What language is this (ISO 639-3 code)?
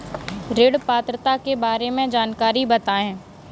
hin